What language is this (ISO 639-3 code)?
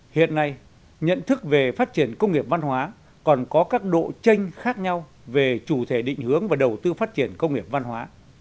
vie